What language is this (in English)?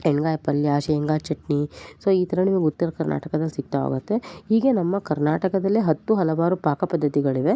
Kannada